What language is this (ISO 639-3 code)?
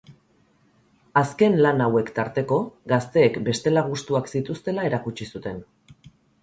eus